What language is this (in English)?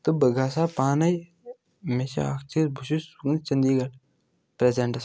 Kashmiri